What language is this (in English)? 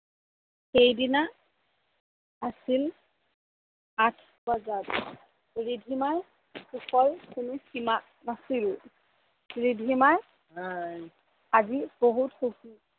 Assamese